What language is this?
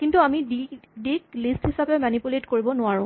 Assamese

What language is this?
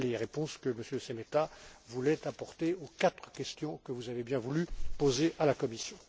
French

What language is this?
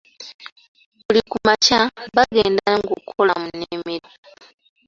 Ganda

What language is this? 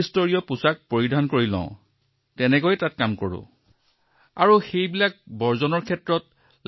Assamese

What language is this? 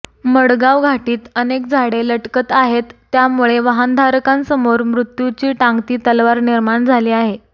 Marathi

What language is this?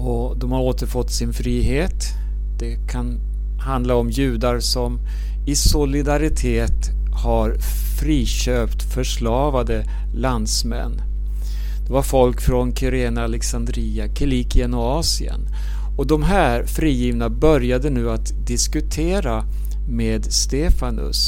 Swedish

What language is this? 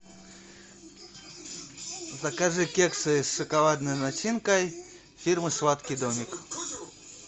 Russian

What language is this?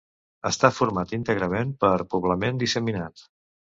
Catalan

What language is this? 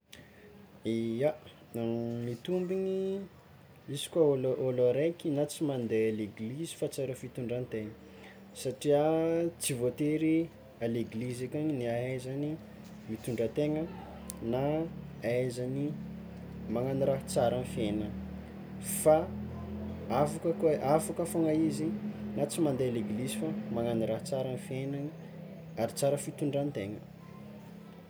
Tsimihety Malagasy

